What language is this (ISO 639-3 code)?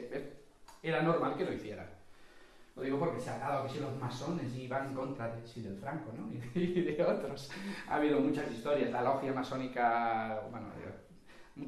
spa